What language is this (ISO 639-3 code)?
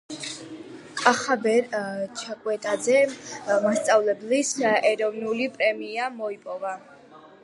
kat